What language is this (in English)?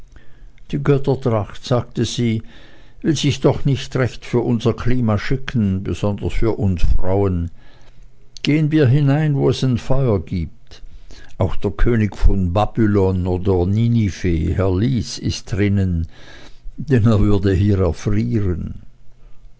German